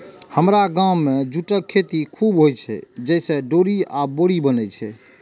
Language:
Maithili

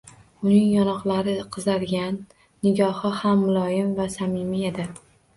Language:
Uzbek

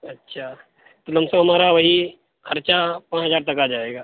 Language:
Urdu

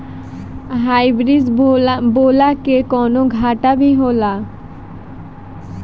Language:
Bhojpuri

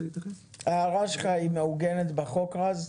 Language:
Hebrew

